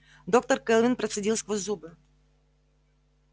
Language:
Russian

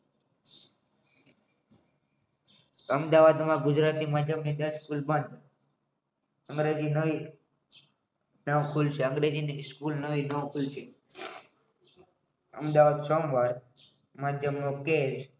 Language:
Gujarati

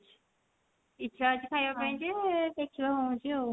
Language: Odia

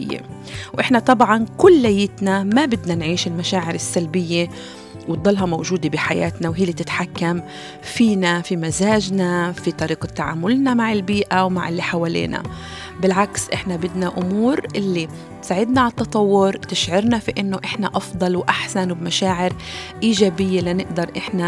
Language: Arabic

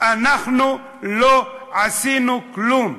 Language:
Hebrew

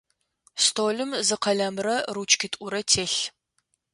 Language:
Adyghe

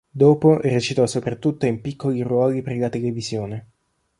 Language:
Italian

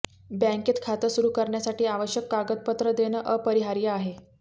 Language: Marathi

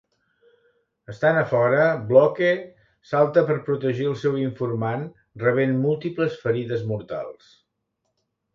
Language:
Catalan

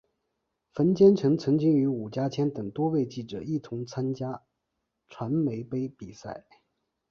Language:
Chinese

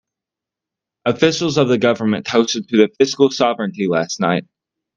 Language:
English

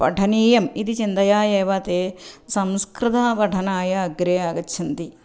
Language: Sanskrit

